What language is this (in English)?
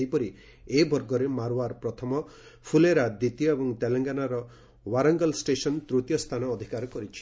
Odia